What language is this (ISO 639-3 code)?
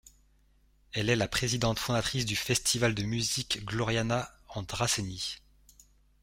fra